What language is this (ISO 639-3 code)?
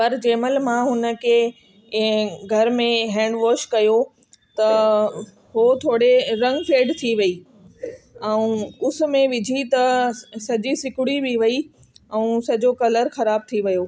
snd